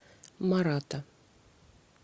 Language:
Russian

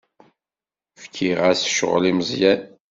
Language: Kabyle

